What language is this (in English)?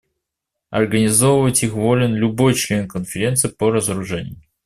Russian